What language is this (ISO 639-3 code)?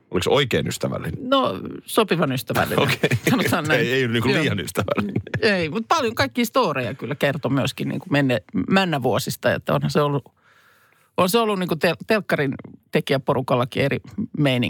fin